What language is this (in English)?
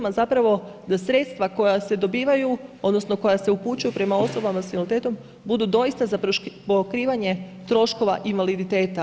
Croatian